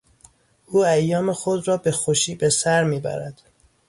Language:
Persian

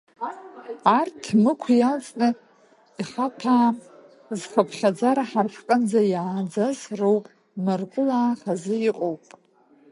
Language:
Abkhazian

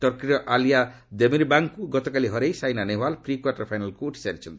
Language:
Odia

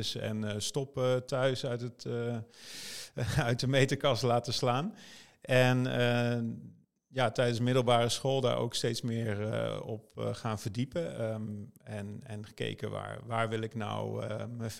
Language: Dutch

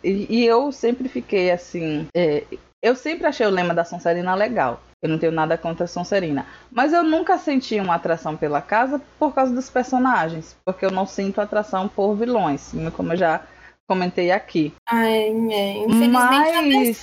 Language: Portuguese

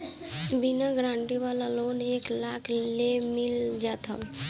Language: Bhojpuri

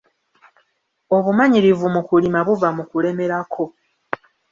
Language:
Ganda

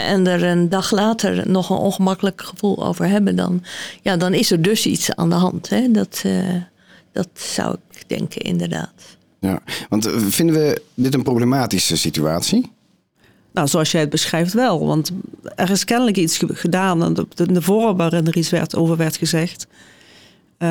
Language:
Dutch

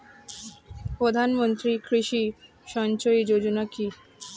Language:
Bangla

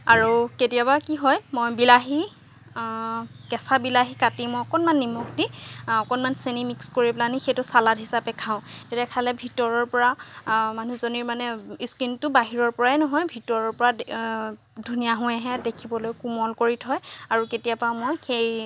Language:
Assamese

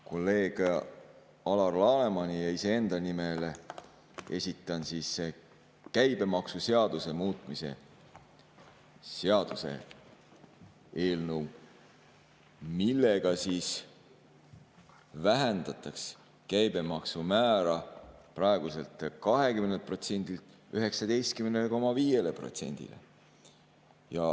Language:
Estonian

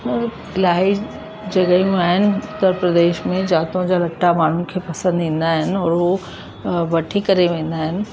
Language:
Sindhi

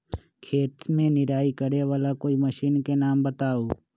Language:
Magahi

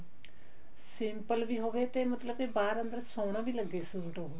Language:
Punjabi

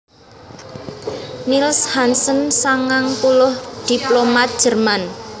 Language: Javanese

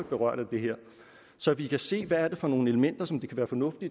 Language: Danish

